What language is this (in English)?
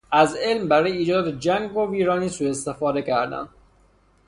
Persian